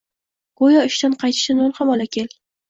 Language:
Uzbek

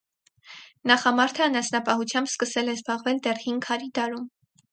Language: Armenian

